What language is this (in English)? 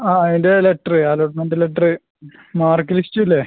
Malayalam